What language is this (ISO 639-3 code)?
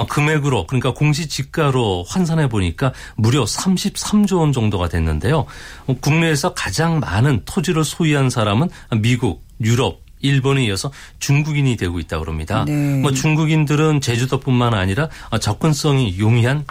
kor